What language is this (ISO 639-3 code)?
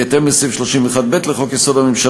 heb